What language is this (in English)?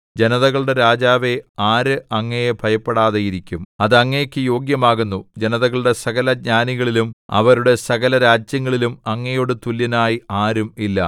Malayalam